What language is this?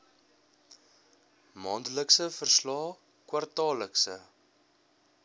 Afrikaans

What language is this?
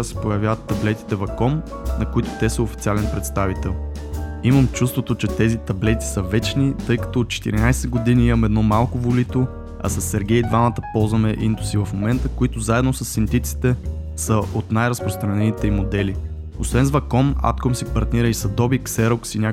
Bulgarian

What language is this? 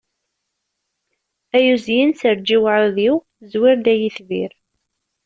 Kabyle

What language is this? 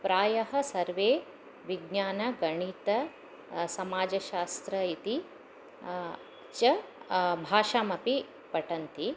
Sanskrit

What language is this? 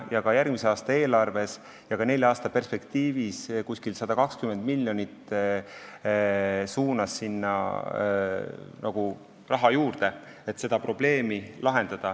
Estonian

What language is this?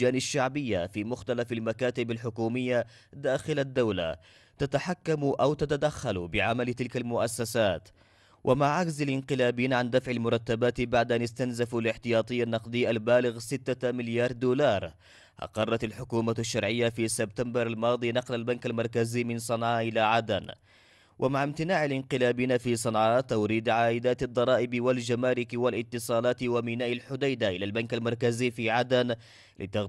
Arabic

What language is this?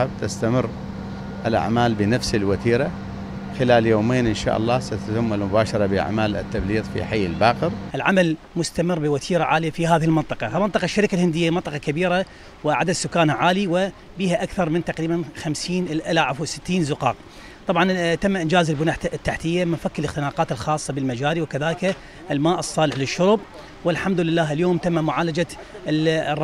Arabic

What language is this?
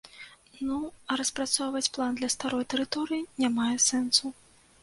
Belarusian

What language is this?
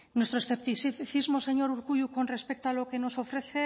Spanish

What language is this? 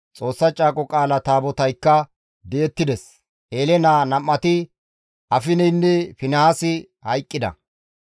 Gamo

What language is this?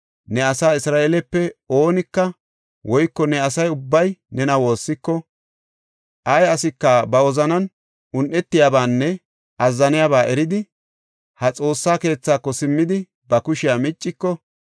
Gofa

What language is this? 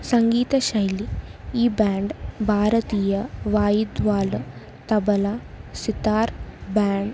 Telugu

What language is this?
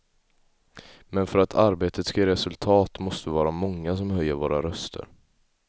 Swedish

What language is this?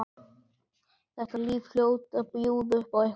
Icelandic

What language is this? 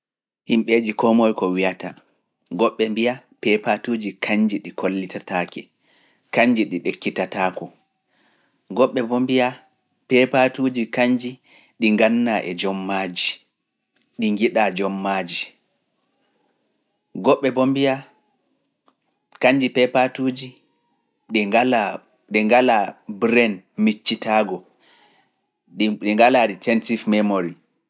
Fula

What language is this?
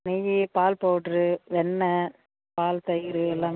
Tamil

